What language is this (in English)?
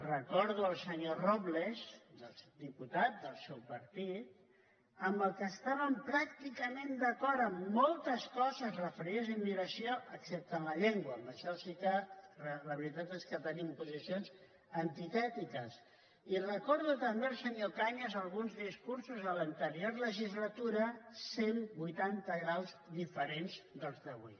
Catalan